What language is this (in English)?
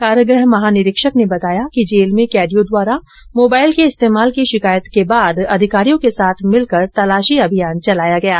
Hindi